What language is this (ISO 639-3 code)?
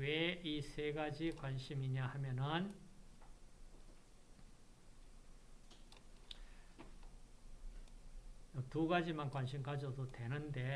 kor